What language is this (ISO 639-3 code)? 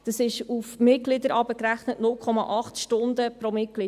gsw